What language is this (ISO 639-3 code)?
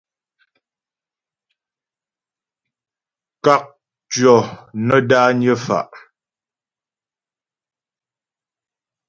bbj